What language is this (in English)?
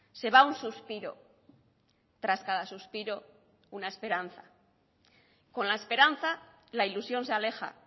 Spanish